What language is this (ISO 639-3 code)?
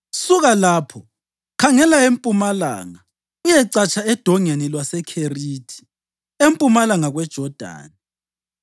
nde